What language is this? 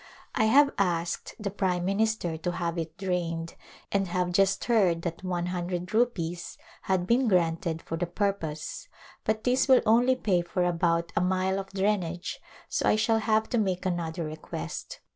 English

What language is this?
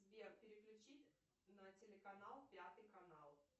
Russian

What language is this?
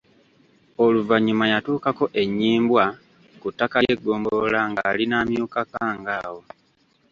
Ganda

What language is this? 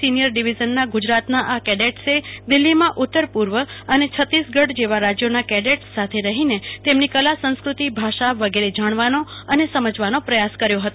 Gujarati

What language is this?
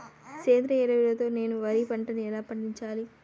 Telugu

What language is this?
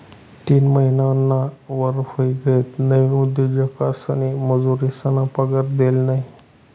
Marathi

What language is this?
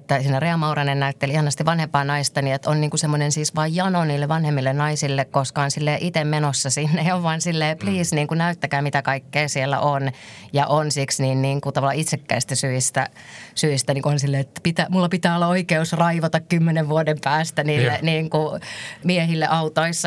Finnish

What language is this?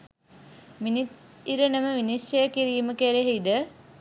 Sinhala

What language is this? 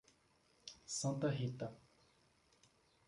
Portuguese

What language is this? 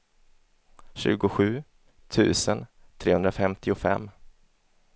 Swedish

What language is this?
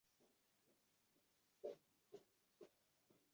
Uzbek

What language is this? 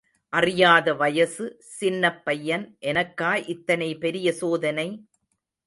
Tamil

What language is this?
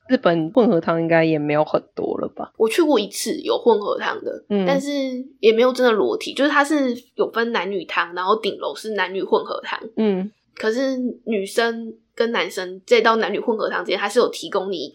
Chinese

